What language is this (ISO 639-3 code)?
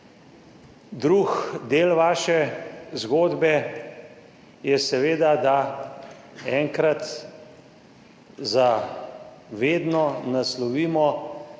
slv